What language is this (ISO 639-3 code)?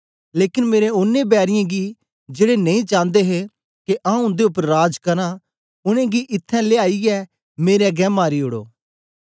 doi